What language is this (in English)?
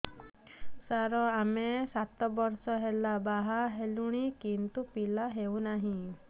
Odia